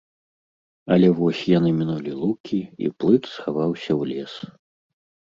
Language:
Belarusian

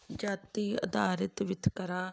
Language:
Punjabi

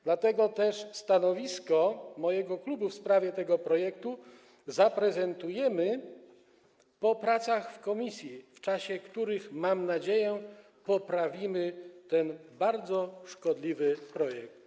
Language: Polish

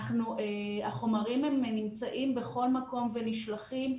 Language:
Hebrew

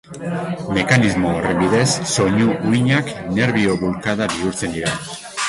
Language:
Basque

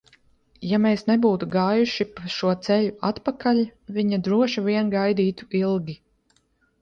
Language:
Latvian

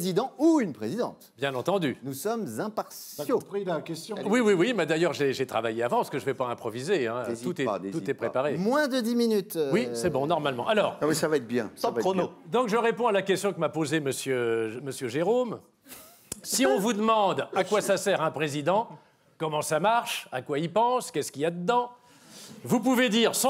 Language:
French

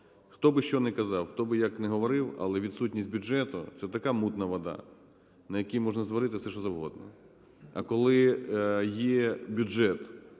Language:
Ukrainian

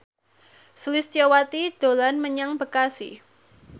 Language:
Javanese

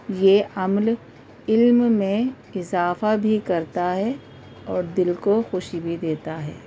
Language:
Urdu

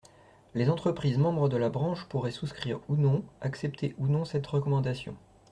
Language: French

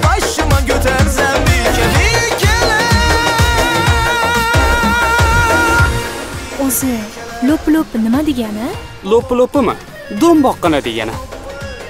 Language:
Ukrainian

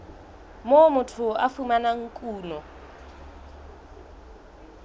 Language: Southern Sotho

